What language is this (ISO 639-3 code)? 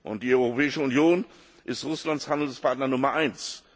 deu